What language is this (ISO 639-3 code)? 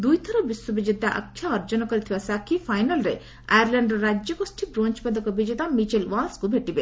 ori